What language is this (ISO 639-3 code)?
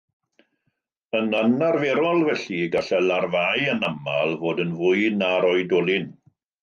cym